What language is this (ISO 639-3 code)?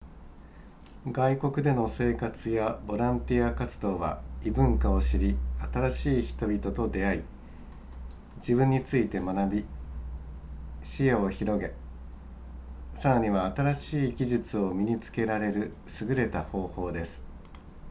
jpn